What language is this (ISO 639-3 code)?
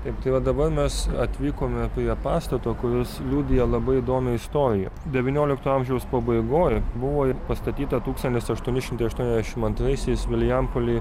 lit